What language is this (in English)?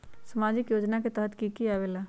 Magahi